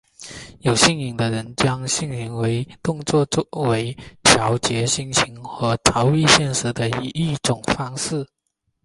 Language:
Chinese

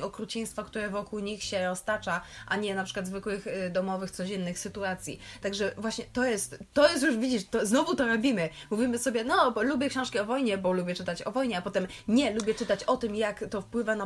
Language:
Polish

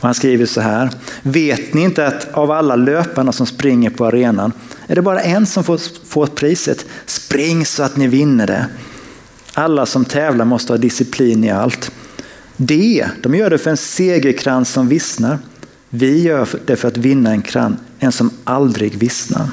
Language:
Swedish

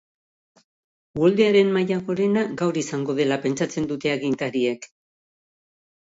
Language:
Basque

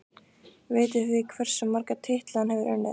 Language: Icelandic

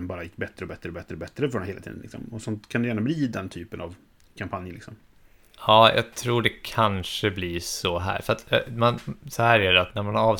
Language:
Swedish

